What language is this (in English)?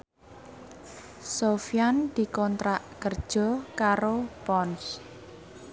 Javanese